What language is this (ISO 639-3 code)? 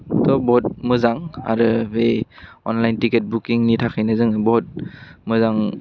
brx